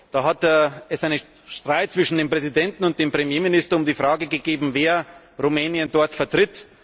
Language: German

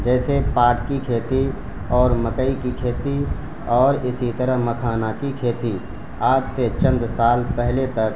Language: Urdu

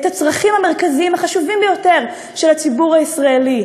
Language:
Hebrew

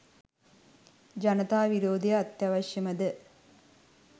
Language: Sinhala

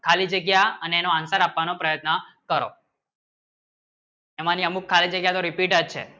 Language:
Gujarati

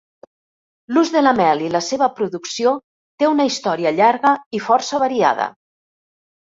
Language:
Catalan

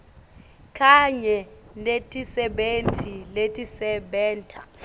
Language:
Swati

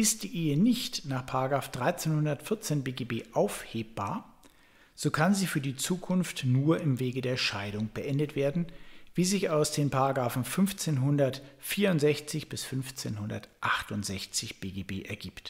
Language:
German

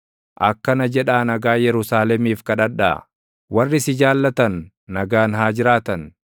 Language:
Oromo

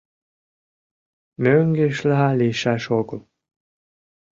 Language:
Mari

